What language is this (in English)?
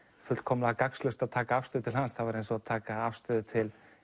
Icelandic